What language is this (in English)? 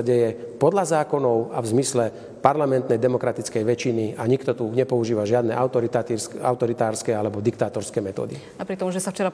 Slovak